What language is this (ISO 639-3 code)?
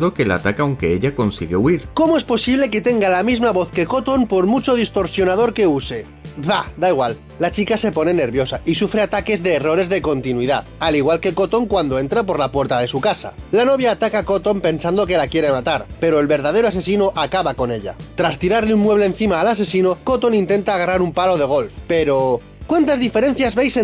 spa